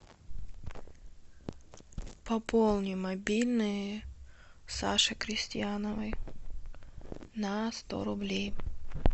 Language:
Russian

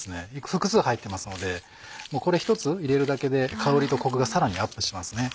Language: Japanese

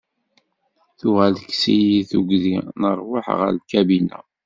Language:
Kabyle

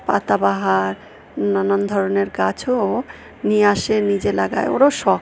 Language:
Bangla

